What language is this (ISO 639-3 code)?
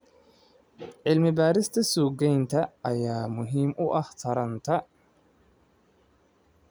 som